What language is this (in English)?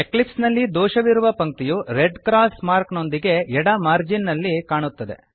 Kannada